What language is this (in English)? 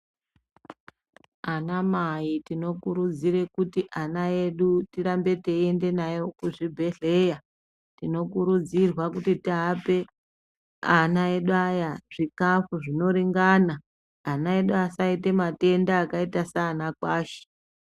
Ndau